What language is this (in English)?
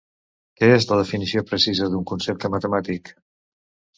Catalan